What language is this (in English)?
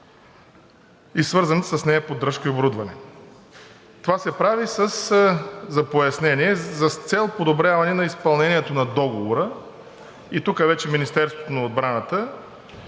Bulgarian